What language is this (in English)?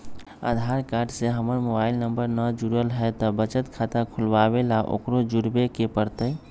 Magahi